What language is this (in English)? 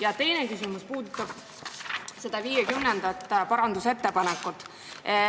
Estonian